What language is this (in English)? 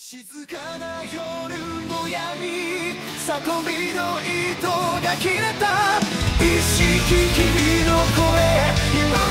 Japanese